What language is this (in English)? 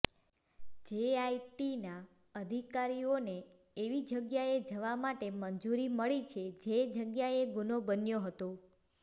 Gujarati